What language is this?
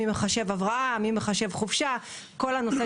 Hebrew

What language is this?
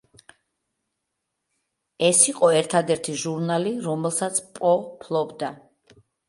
Georgian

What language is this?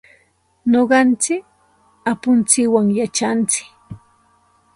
Santa Ana de Tusi Pasco Quechua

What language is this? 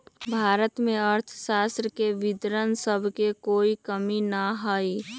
Magahi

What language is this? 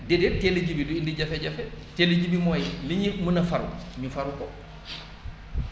Wolof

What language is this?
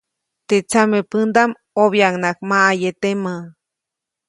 Copainalá Zoque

